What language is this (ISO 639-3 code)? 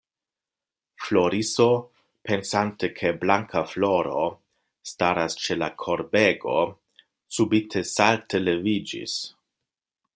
epo